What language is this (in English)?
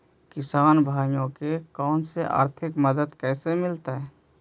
Magahi